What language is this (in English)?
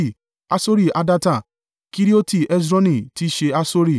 Yoruba